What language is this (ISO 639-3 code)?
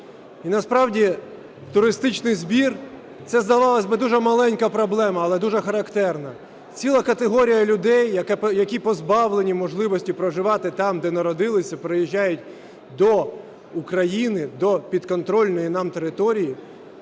ukr